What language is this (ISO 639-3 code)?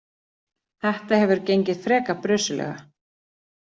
isl